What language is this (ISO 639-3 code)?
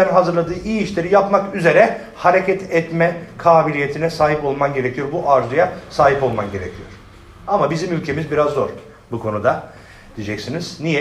tur